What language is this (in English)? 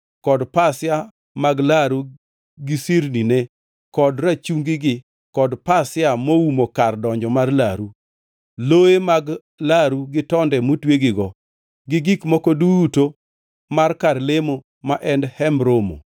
Luo (Kenya and Tanzania)